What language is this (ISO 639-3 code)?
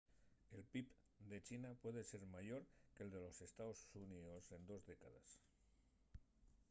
ast